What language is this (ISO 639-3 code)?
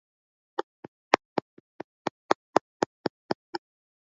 swa